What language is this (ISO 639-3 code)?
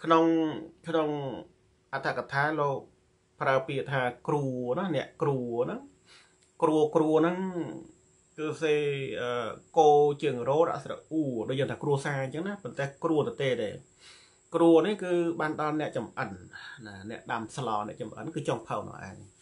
tha